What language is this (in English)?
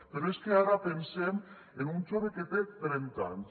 Catalan